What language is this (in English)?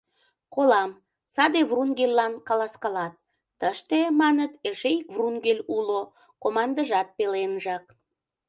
Mari